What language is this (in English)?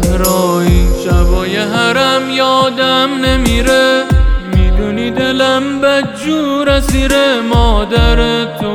Persian